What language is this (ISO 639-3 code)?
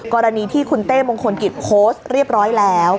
tha